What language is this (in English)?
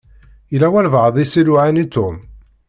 Kabyle